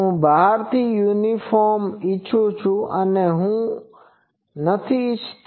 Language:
Gujarati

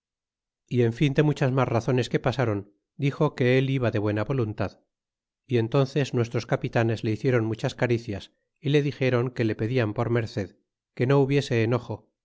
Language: Spanish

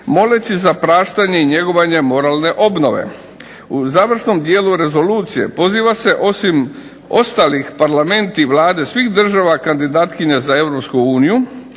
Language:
Croatian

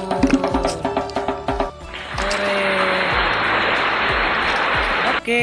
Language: Indonesian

